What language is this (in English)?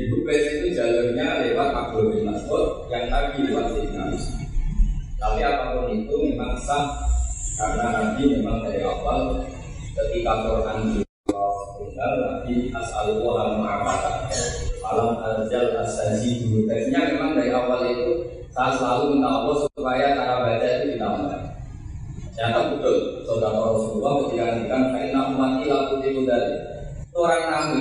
Indonesian